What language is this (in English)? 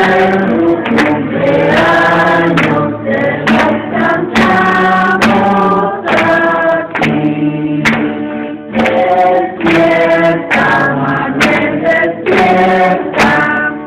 Indonesian